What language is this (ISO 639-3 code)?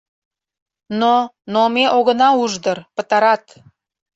chm